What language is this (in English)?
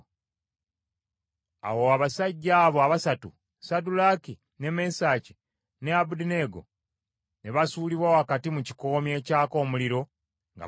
Ganda